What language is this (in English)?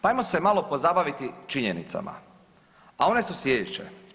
Croatian